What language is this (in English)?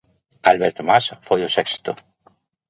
Galician